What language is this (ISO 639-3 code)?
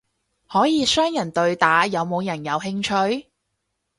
yue